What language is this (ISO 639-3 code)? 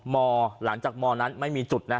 tha